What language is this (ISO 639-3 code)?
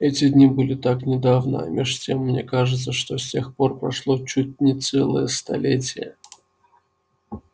rus